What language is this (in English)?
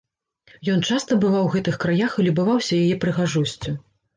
Belarusian